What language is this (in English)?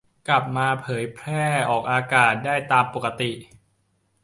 Thai